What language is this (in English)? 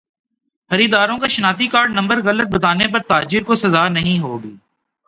Urdu